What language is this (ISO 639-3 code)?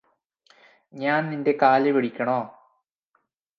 mal